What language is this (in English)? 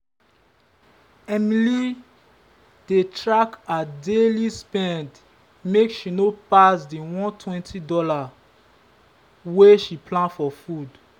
Nigerian Pidgin